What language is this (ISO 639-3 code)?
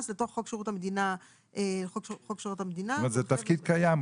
heb